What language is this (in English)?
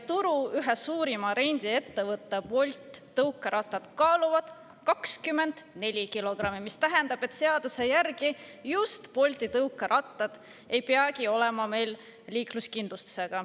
Estonian